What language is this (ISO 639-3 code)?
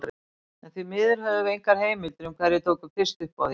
isl